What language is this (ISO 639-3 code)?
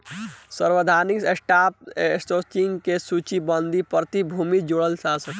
bho